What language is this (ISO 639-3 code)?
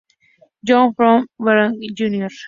spa